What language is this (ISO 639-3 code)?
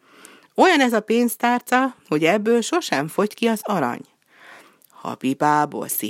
hun